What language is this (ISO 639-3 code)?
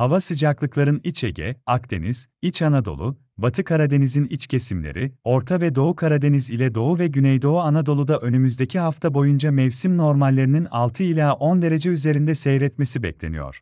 tur